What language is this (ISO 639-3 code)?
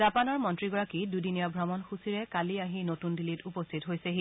asm